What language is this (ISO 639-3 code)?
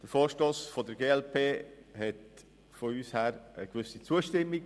gsw